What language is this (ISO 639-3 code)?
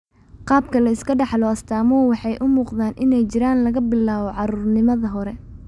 som